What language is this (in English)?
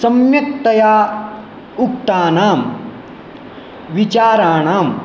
Sanskrit